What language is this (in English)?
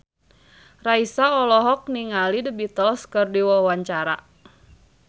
Sundanese